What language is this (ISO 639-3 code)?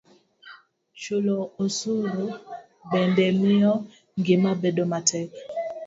luo